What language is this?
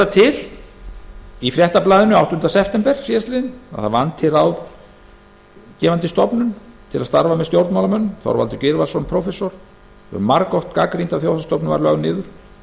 Icelandic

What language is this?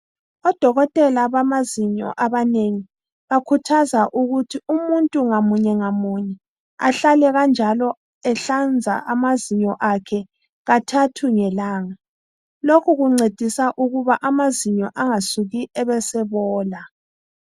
North Ndebele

